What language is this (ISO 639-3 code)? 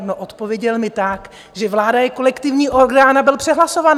ces